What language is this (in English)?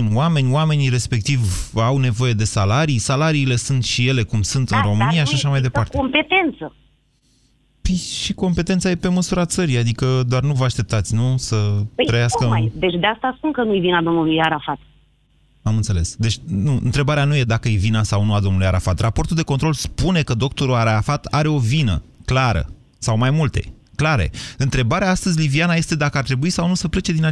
Romanian